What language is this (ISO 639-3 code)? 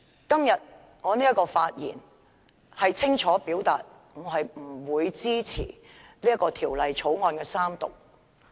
yue